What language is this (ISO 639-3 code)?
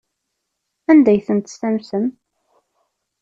kab